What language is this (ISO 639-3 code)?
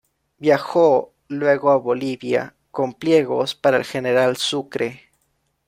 spa